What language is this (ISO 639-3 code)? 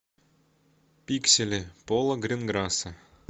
rus